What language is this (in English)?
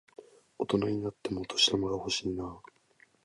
Japanese